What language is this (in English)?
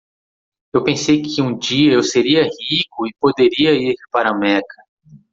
Portuguese